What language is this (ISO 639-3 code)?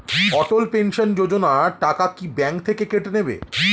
ben